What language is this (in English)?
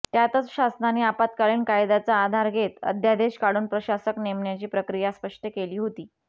Marathi